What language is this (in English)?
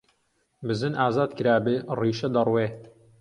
Central Kurdish